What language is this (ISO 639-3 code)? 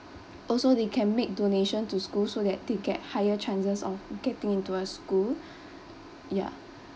eng